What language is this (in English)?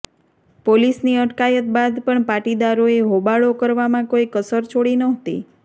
Gujarati